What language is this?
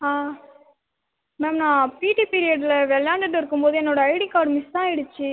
Tamil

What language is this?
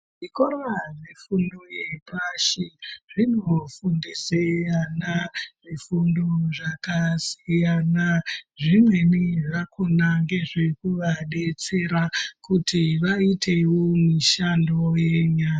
Ndau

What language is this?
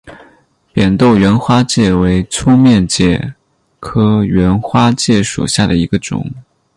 Chinese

